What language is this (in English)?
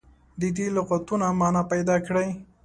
Pashto